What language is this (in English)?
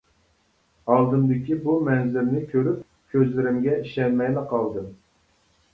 Uyghur